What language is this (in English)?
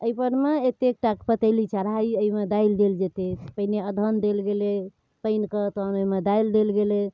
Maithili